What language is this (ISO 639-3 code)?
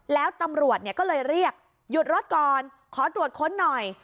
tha